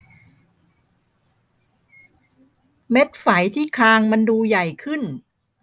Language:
Thai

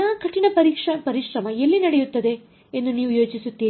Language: Kannada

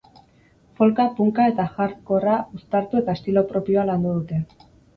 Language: Basque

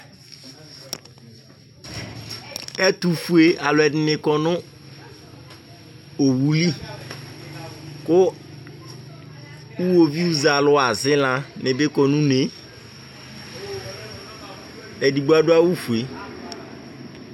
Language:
Ikposo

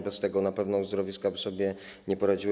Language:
Polish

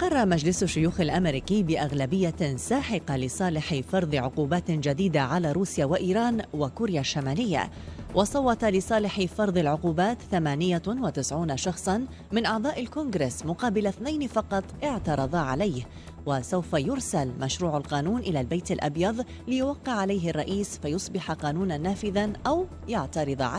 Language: Arabic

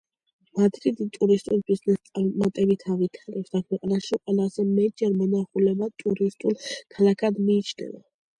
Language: Georgian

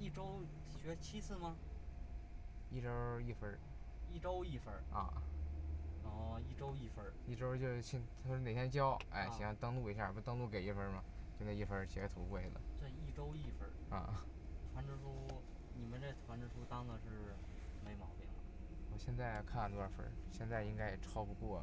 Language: Chinese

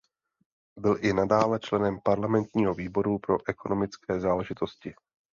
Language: Czech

